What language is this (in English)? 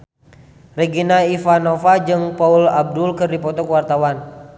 Sundanese